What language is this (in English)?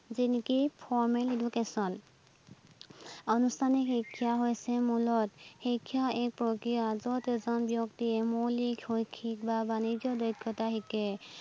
Assamese